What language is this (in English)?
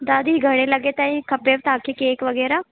Sindhi